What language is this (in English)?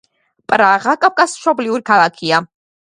Georgian